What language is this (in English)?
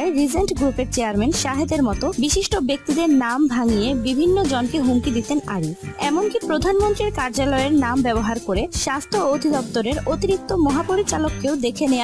Portuguese